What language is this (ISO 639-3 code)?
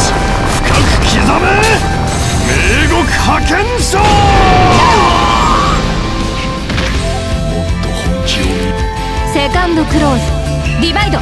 jpn